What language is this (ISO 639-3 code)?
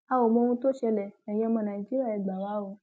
yor